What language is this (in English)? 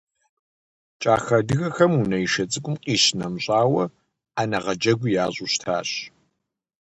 Kabardian